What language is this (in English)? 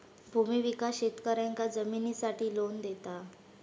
Marathi